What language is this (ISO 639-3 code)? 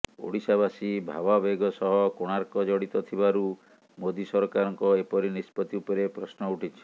ori